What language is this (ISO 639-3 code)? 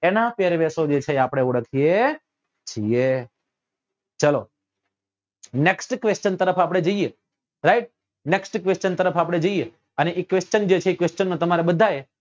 guj